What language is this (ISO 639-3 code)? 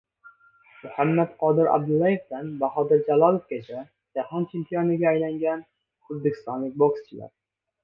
uzb